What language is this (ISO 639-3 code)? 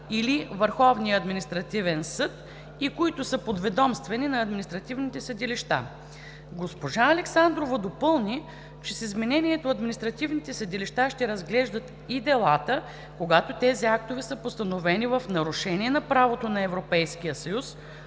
bul